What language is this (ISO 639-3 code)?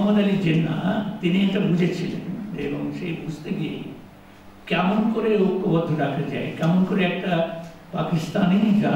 ben